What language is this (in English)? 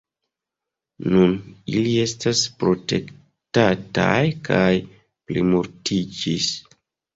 Esperanto